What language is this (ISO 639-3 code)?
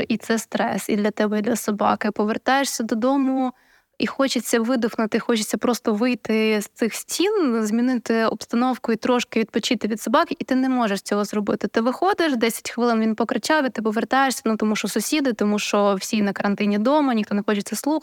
ukr